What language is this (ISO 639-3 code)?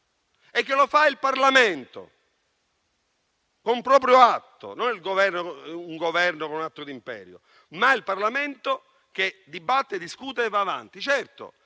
ita